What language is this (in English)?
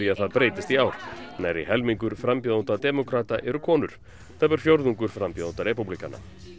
Icelandic